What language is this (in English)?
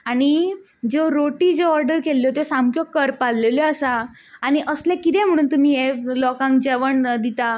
Konkani